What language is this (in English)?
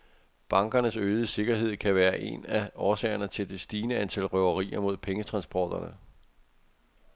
Danish